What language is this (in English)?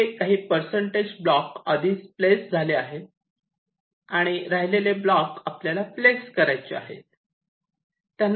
Marathi